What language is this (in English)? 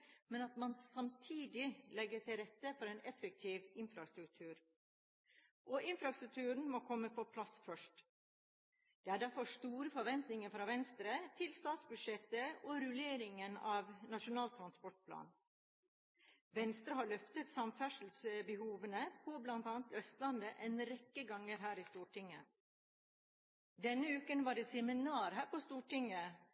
Norwegian Bokmål